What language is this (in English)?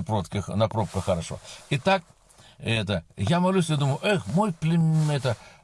Russian